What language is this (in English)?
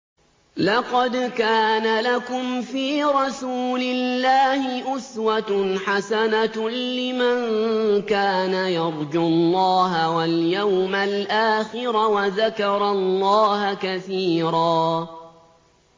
Arabic